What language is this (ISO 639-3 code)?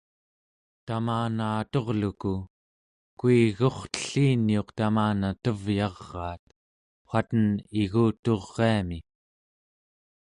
esu